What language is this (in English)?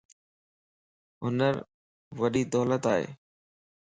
Lasi